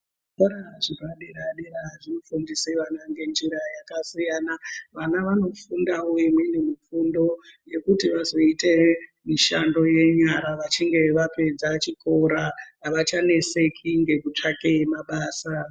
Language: Ndau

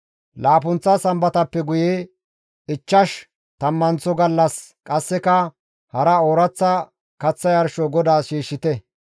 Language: Gamo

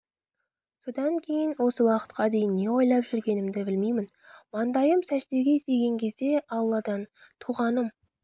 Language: Kazakh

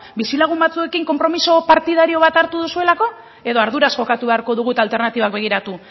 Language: Basque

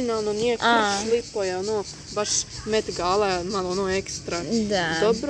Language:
Croatian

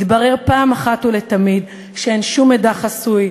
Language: Hebrew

